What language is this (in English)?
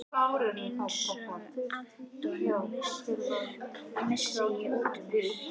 Icelandic